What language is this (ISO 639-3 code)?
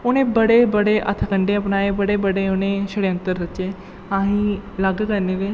doi